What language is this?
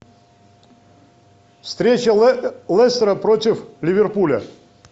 Russian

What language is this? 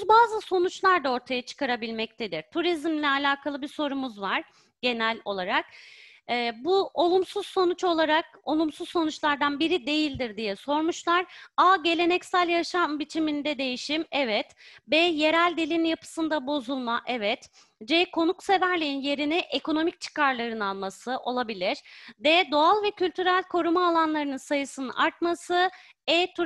Turkish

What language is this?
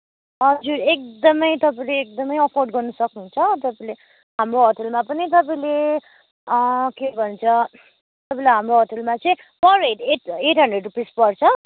Nepali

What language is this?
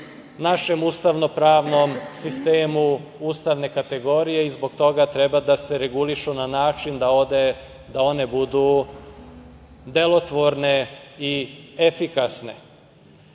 Serbian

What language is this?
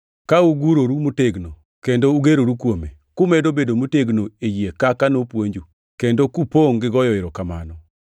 Luo (Kenya and Tanzania)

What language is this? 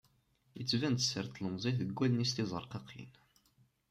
Kabyle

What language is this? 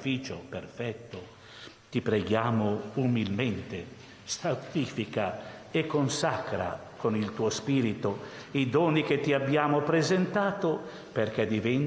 Italian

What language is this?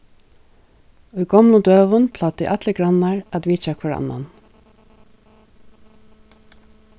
Faroese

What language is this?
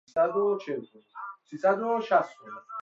Persian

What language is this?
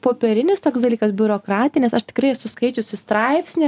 Lithuanian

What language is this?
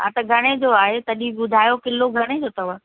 Sindhi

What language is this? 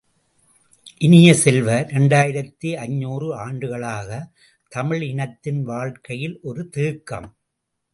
Tamil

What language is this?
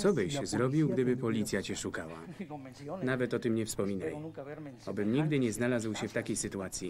Polish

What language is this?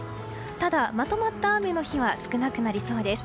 Japanese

